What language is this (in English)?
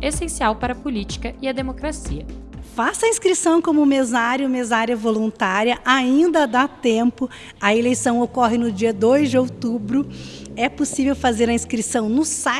Portuguese